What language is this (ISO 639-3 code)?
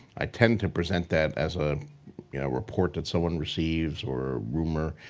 eng